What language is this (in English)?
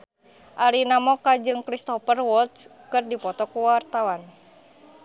Sundanese